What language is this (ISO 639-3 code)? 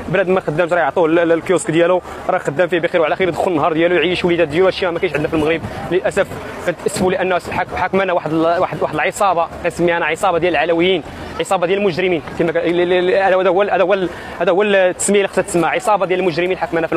ara